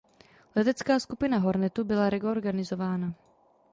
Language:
Czech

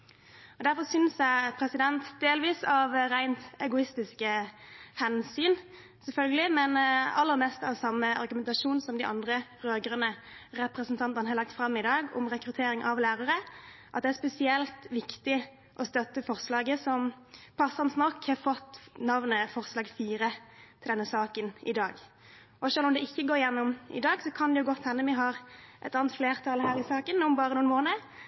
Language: Norwegian Bokmål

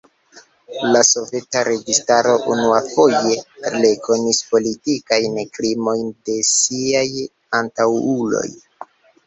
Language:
Esperanto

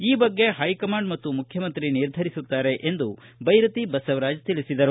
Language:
Kannada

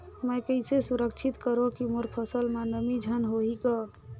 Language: Chhattisgarhi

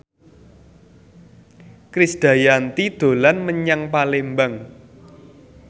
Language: Javanese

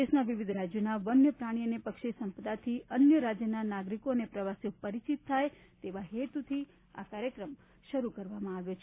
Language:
Gujarati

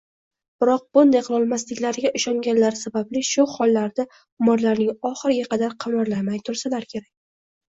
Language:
Uzbek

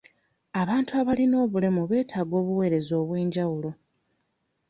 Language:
Ganda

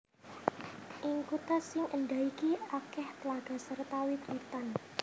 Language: Javanese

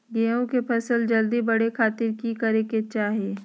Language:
Magahi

